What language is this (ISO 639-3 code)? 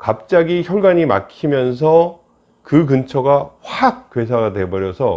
kor